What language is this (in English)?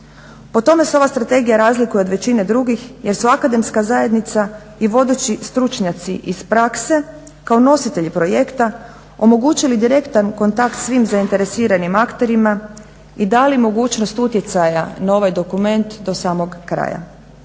Croatian